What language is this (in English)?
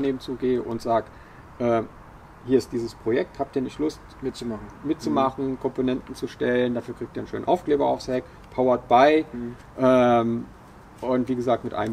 German